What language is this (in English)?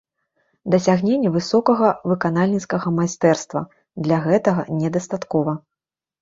Belarusian